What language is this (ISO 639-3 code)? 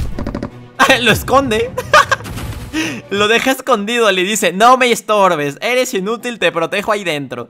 spa